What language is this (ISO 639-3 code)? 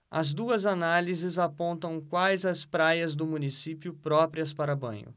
por